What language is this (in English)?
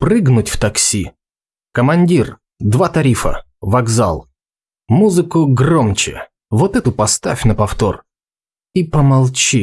Russian